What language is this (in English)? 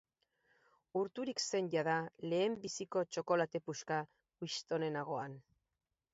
Basque